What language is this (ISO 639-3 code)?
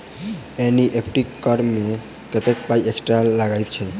mai